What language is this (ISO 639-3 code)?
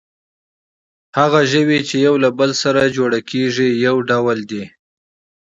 pus